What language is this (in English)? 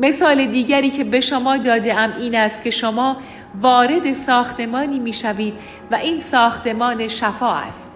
Persian